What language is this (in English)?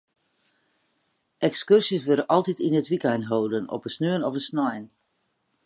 Western Frisian